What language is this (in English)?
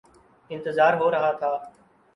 Urdu